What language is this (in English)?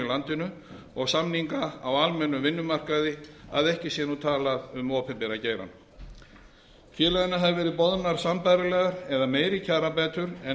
Icelandic